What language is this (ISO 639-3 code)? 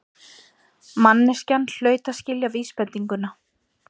isl